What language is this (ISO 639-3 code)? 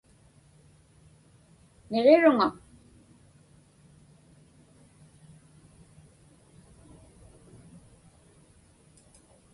ipk